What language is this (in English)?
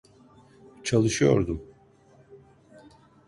Turkish